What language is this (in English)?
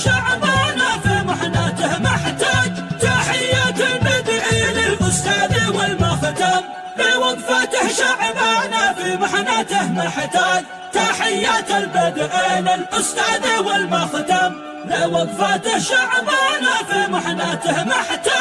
Arabic